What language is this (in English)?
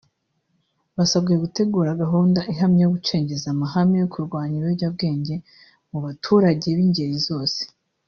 Kinyarwanda